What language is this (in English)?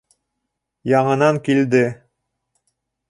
Bashkir